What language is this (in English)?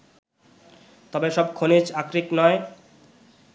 Bangla